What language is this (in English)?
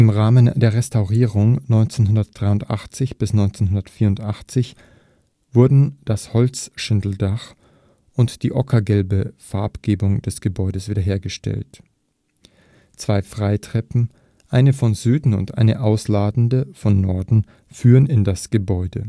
German